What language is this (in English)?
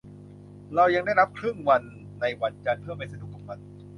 Thai